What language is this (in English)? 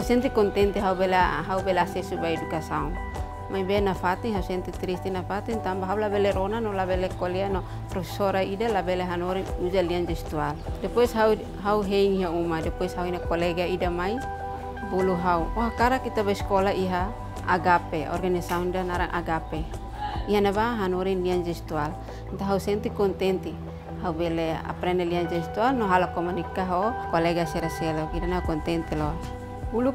Indonesian